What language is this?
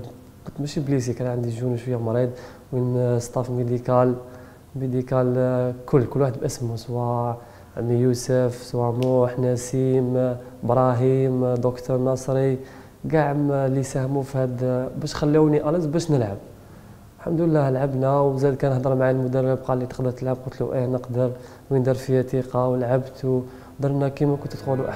Arabic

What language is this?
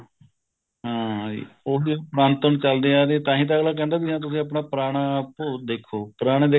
Punjabi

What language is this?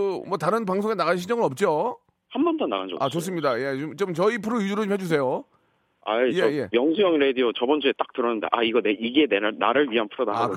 Korean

